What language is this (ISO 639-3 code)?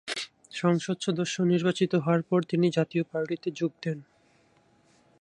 ben